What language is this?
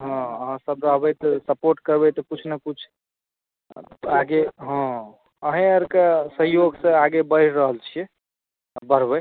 Maithili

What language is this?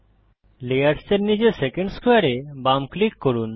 Bangla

